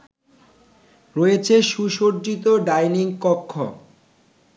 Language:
Bangla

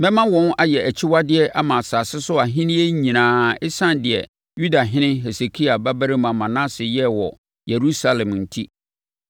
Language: Akan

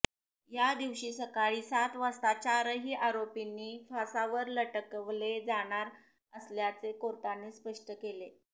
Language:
Marathi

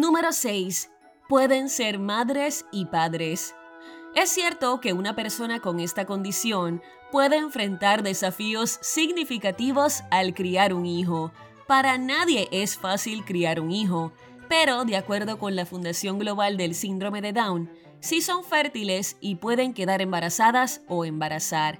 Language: Spanish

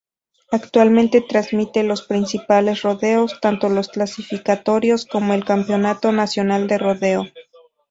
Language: Spanish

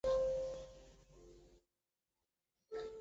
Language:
Chinese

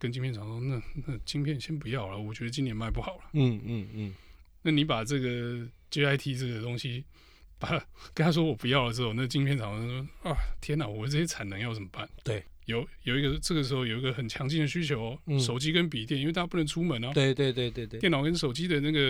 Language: Chinese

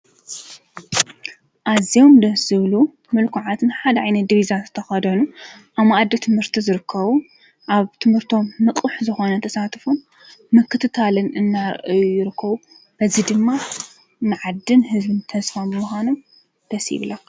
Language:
Tigrinya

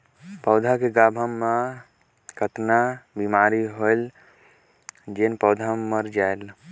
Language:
Chhattisgarhi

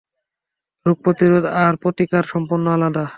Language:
Bangla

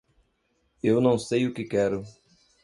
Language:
Portuguese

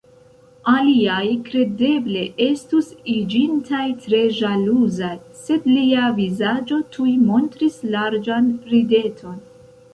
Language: Esperanto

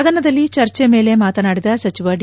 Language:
Kannada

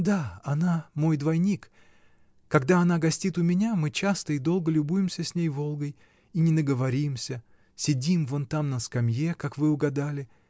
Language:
Russian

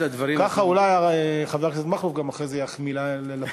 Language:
Hebrew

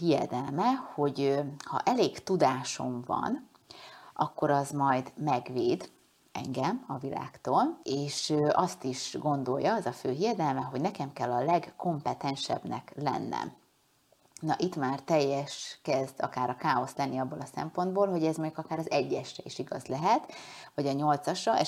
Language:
Hungarian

